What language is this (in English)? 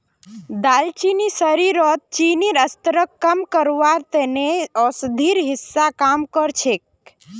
Magahi